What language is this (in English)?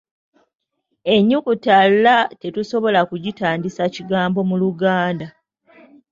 Ganda